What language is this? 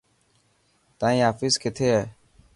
Dhatki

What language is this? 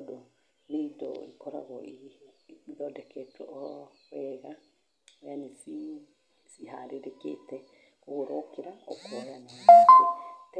Kikuyu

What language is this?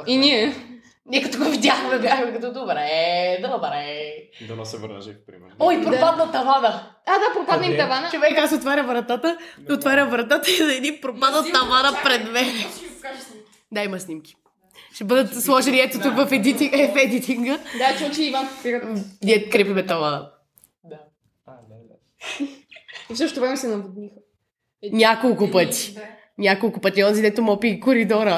Bulgarian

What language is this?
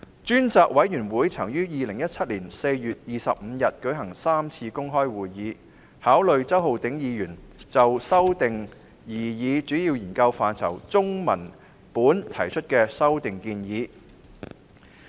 Cantonese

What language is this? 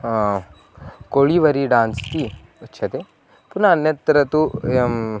Sanskrit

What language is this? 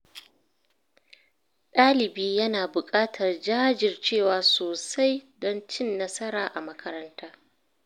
Hausa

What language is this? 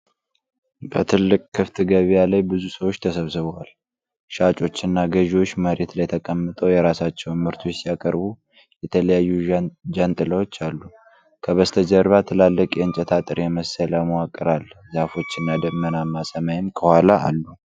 Amharic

